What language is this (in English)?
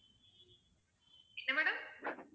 Tamil